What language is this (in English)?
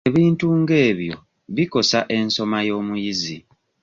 Ganda